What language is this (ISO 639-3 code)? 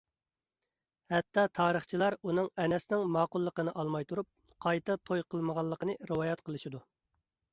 uig